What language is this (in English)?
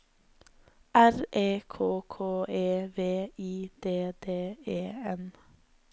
Norwegian